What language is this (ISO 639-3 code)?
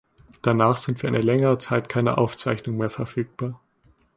deu